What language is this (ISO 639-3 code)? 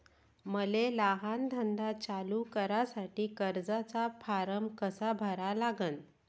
mar